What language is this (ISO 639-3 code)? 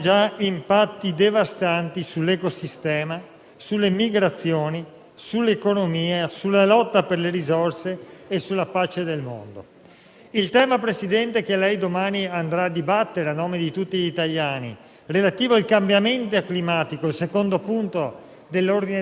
ita